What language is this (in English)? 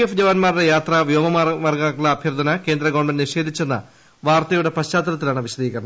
Malayalam